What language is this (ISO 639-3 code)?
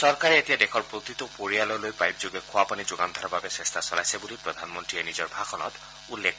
asm